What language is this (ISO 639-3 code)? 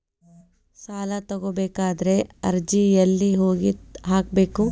kan